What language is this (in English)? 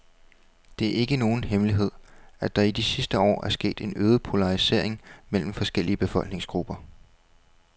Danish